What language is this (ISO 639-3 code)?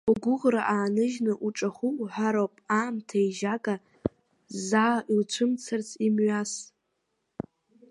abk